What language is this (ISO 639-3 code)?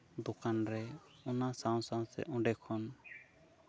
sat